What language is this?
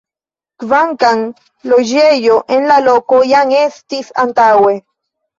Esperanto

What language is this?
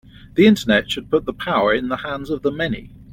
English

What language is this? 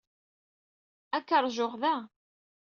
Kabyle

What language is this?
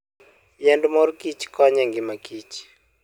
Luo (Kenya and Tanzania)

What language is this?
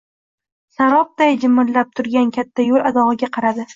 Uzbek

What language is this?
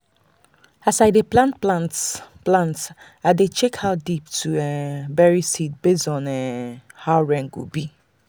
Nigerian Pidgin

